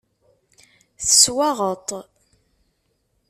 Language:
Kabyle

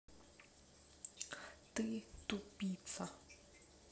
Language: Russian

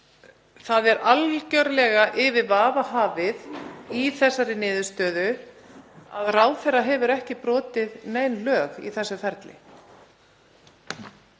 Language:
Icelandic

